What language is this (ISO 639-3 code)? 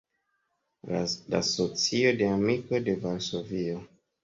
epo